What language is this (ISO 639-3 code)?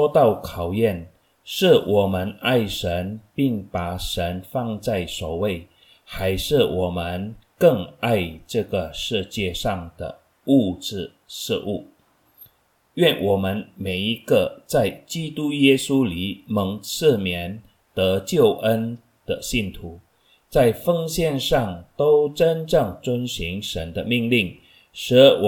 zho